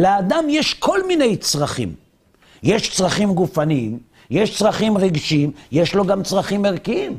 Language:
Hebrew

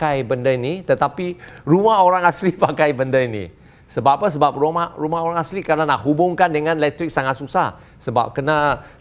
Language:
Malay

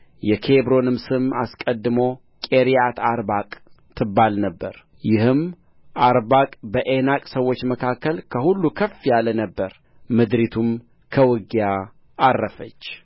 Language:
Amharic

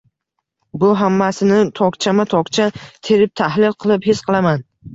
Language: Uzbek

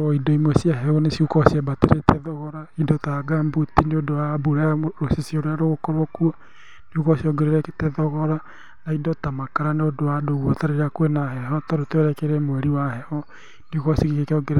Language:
Kikuyu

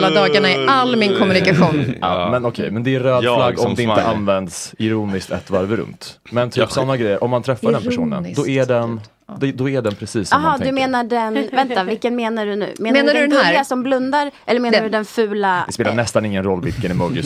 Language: Swedish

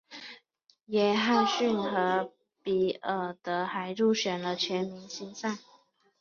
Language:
Chinese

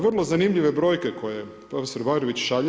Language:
Croatian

